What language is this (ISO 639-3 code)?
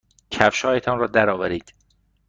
fas